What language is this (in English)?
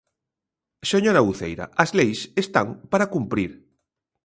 Galician